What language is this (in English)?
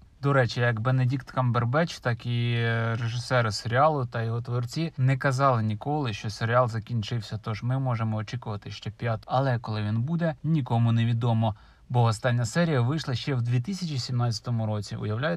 Ukrainian